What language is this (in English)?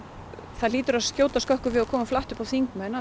Icelandic